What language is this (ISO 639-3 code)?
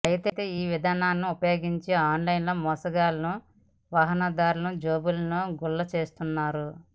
tel